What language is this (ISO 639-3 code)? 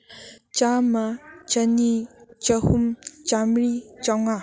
mni